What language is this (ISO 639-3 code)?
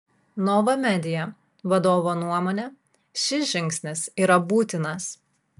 lit